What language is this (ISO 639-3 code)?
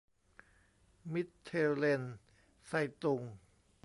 tha